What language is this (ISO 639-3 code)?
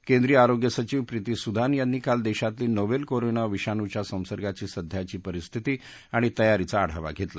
mar